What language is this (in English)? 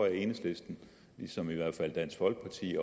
Danish